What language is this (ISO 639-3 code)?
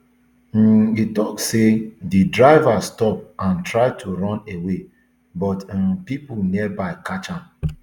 pcm